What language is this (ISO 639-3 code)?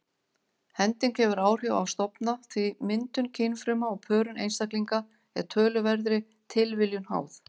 isl